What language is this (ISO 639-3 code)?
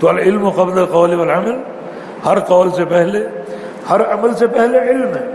urd